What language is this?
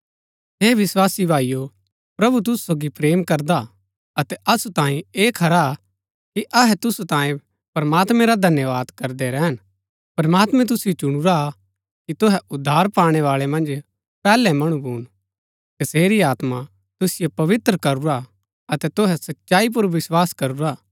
Gaddi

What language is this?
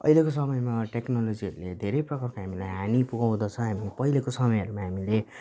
Nepali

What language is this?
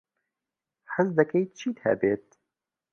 Central Kurdish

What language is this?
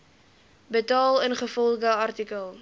Afrikaans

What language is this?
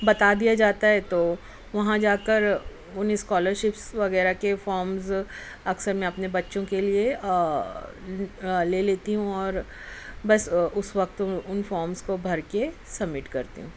Urdu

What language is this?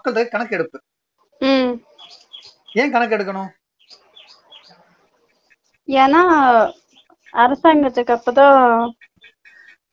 Tamil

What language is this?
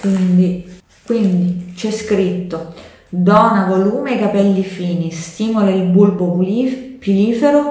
Italian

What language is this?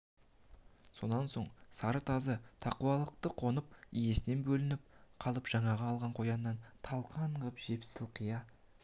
Kazakh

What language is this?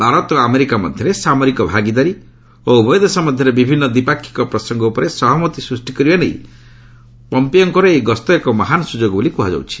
Odia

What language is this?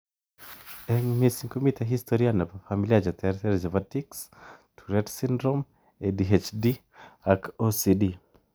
Kalenjin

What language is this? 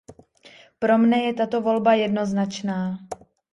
Czech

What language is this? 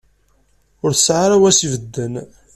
Kabyle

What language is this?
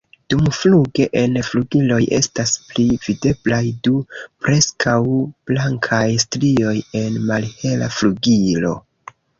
Esperanto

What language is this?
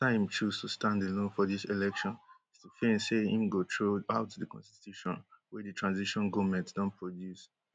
Nigerian Pidgin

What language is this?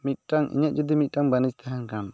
Santali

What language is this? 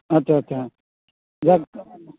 Santali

